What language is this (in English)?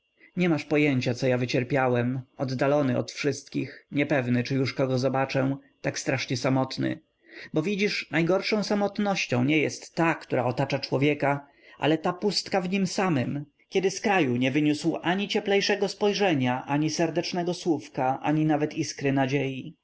Polish